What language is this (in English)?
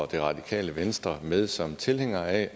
Danish